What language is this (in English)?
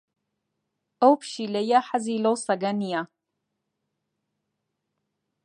Central Kurdish